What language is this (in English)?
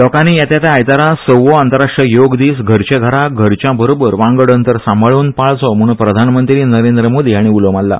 Konkani